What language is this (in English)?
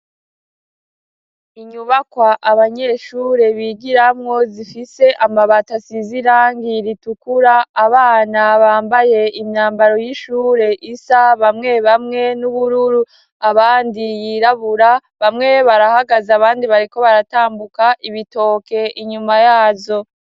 Rundi